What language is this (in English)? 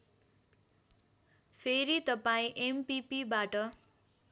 Nepali